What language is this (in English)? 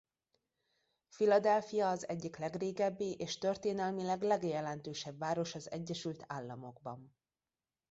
Hungarian